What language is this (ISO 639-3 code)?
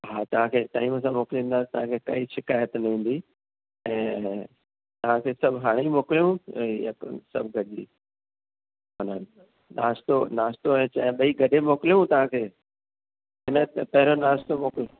snd